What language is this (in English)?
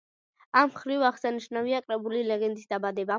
Georgian